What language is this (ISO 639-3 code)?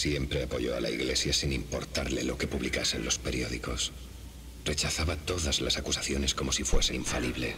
spa